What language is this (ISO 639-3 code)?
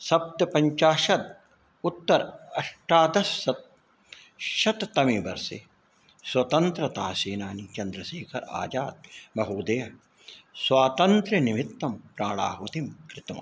san